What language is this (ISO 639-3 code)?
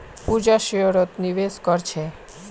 mag